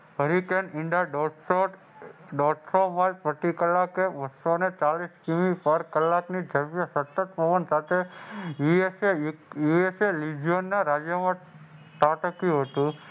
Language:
Gujarati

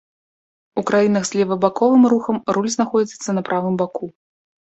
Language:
Belarusian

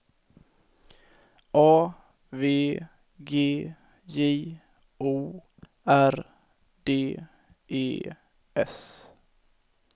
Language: Swedish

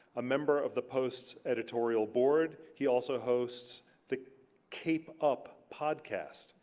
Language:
English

